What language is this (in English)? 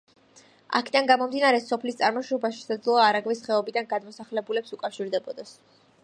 Georgian